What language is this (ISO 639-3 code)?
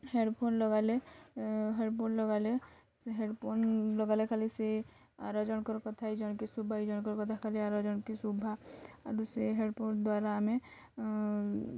ori